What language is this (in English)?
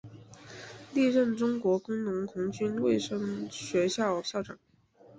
Chinese